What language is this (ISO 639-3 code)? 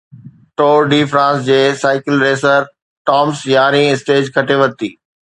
snd